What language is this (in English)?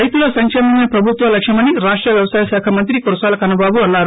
Telugu